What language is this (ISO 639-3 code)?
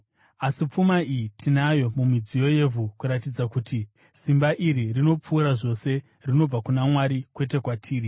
sna